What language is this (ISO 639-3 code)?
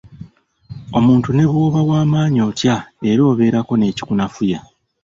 lug